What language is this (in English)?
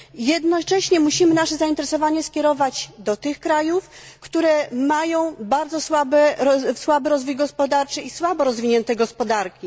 Polish